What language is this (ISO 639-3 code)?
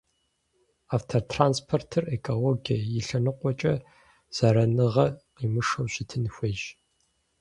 kbd